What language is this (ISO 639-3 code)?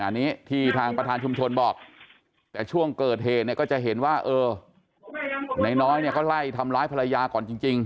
tha